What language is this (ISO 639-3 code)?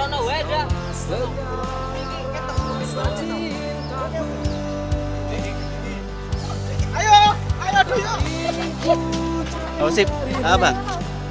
ind